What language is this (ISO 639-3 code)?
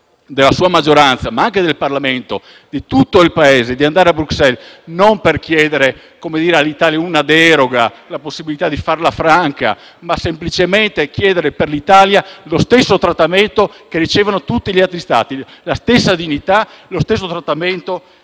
ita